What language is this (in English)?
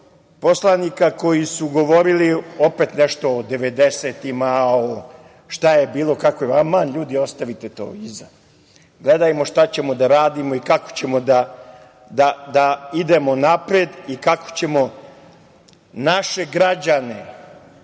Serbian